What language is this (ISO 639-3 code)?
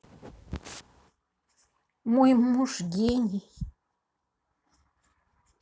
rus